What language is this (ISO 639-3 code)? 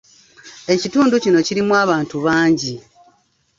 lug